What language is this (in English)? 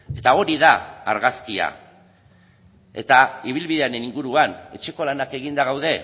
Basque